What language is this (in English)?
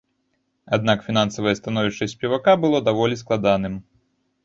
Belarusian